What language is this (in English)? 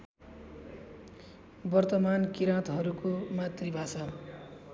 Nepali